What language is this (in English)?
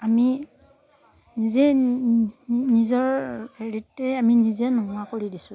Assamese